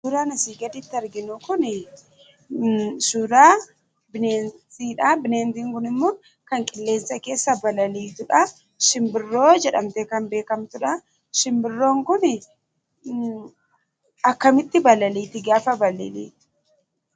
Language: Oromo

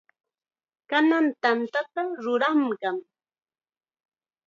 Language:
Chiquián Ancash Quechua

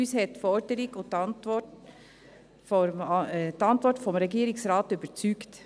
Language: Swiss German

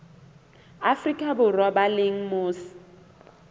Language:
Southern Sotho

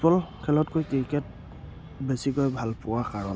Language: Assamese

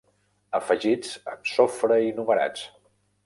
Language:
Catalan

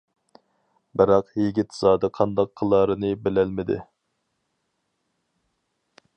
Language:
Uyghur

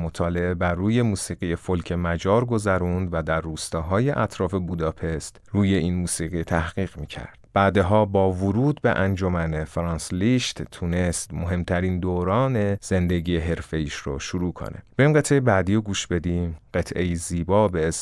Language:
Persian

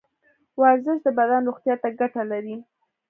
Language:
Pashto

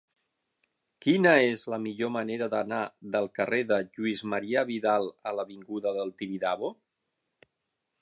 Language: Catalan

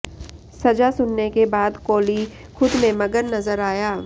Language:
Hindi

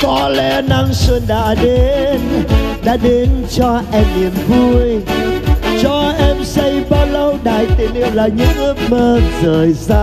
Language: Vietnamese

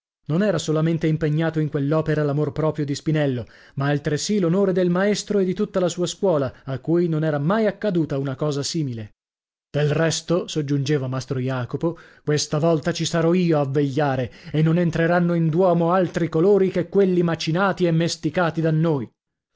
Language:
Italian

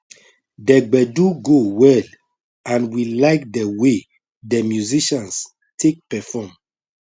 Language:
Nigerian Pidgin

